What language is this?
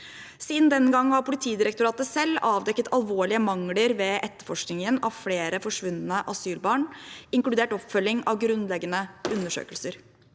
Norwegian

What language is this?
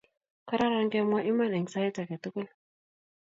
Kalenjin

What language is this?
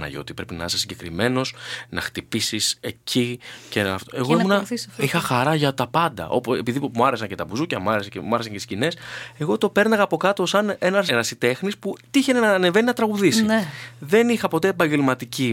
Greek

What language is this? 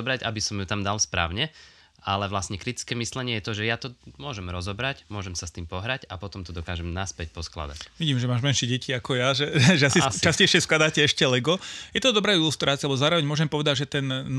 Slovak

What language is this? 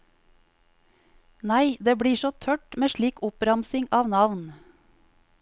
Norwegian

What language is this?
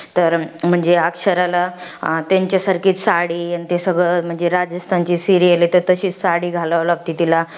Marathi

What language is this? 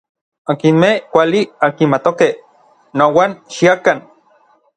Orizaba Nahuatl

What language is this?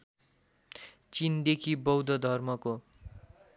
Nepali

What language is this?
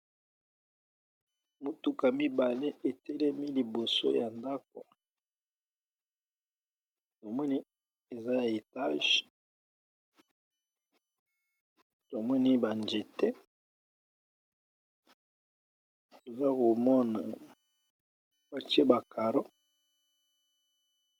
Lingala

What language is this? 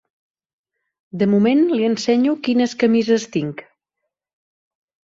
Catalan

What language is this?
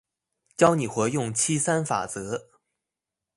Chinese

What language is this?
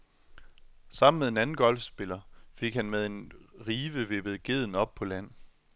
Danish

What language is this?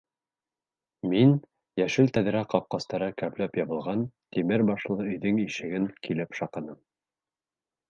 Bashkir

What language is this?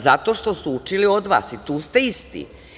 Serbian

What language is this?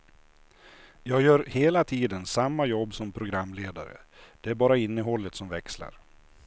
Swedish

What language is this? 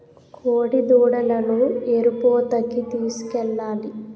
Telugu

